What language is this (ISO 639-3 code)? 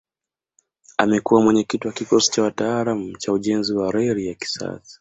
swa